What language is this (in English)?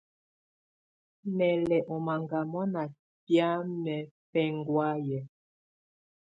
Tunen